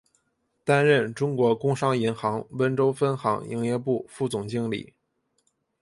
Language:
Chinese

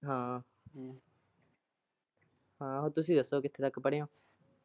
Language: Punjabi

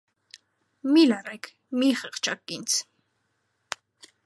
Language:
Armenian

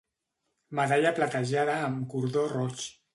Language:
Catalan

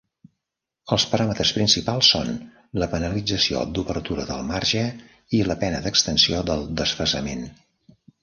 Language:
Catalan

